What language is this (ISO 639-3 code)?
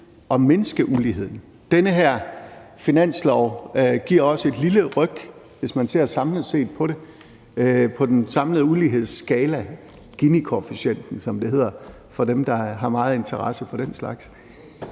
dan